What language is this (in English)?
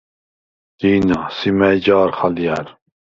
Svan